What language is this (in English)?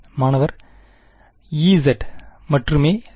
Tamil